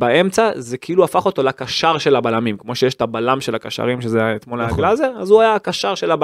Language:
Hebrew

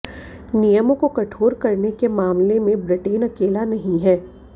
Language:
Hindi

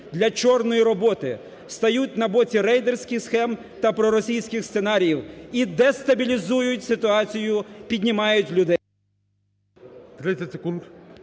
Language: Ukrainian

